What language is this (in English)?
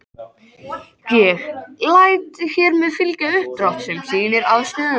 Icelandic